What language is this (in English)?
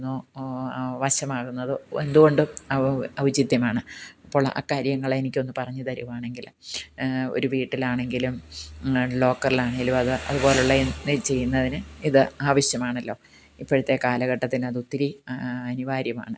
Malayalam